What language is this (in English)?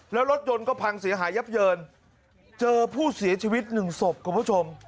Thai